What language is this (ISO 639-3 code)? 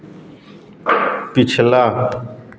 hin